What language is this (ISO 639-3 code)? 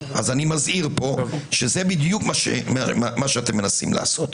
heb